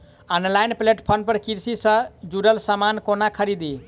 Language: Maithili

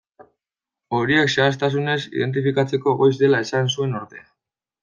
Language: Basque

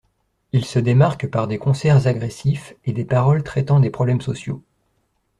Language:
French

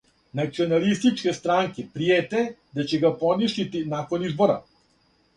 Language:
Serbian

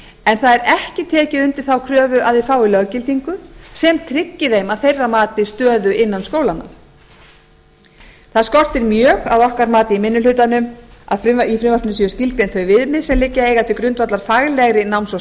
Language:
Icelandic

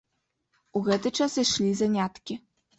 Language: Belarusian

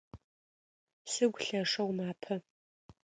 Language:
Adyghe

